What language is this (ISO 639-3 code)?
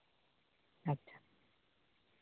sat